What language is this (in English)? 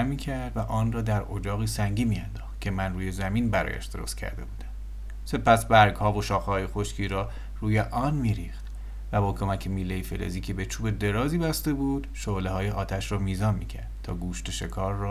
Persian